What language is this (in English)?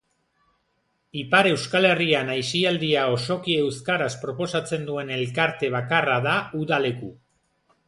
Basque